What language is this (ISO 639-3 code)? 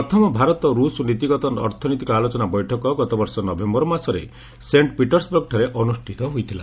ori